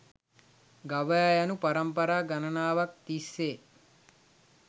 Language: Sinhala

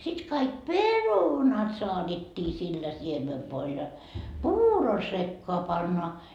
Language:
Finnish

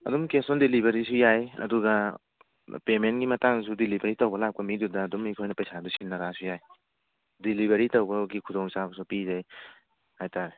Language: Manipuri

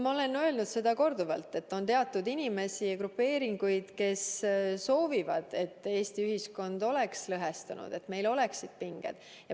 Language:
Estonian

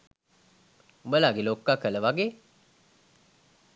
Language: Sinhala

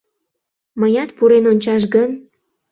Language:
Mari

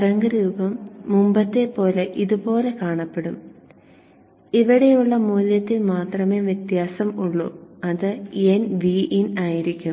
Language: Malayalam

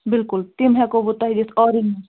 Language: Kashmiri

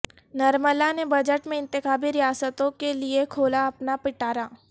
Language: Urdu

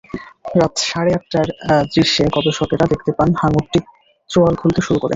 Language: Bangla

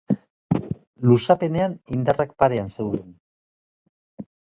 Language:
Basque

